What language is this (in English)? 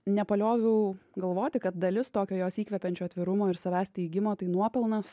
Lithuanian